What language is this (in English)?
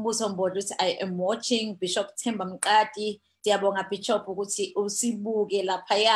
English